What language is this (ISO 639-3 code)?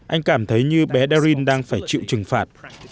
vie